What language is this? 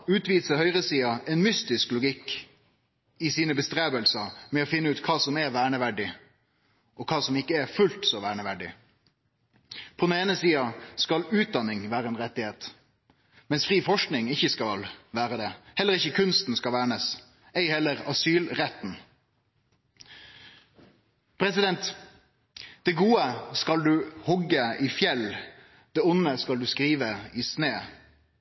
Norwegian Nynorsk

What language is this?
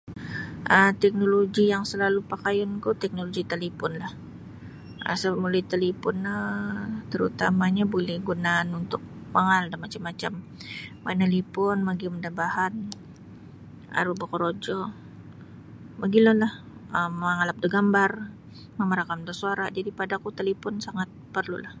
Sabah Bisaya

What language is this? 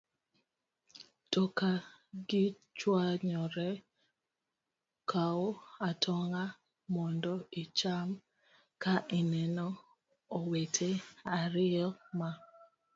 Luo (Kenya and Tanzania)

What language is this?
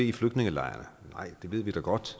Danish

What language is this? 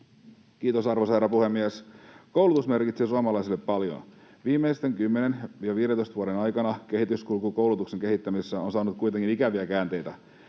Finnish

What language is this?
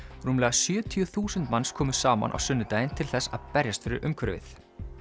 Icelandic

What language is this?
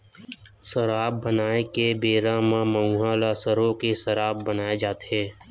Chhattisgarhi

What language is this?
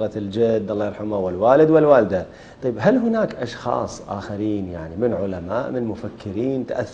Arabic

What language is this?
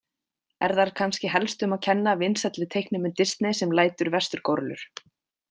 Icelandic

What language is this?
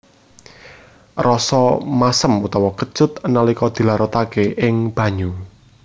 Javanese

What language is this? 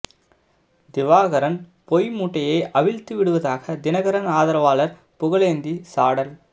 Tamil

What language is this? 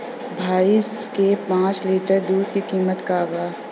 Bhojpuri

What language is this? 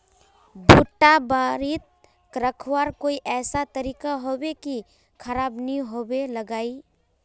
Magahi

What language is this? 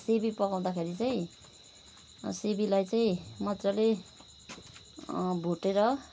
Nepali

